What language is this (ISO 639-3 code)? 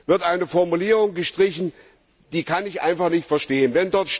deu